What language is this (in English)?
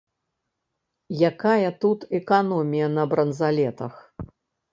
Belarusian